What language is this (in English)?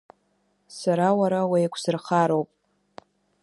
Abkhazian